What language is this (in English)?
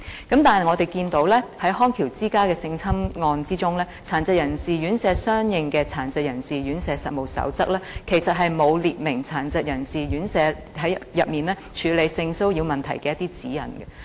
Cantonese